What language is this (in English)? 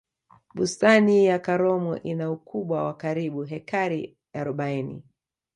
Swahili